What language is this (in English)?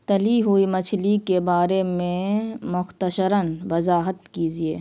Urdu